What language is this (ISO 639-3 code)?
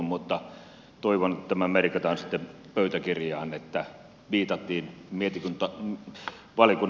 fin